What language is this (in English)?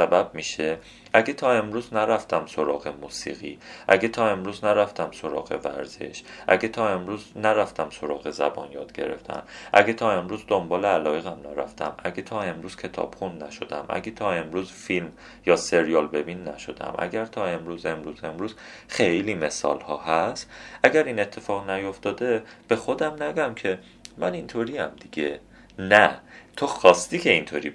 Persian